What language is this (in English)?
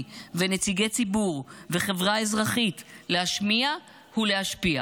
Hebrew